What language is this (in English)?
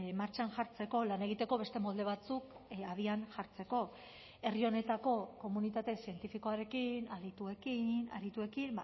Basque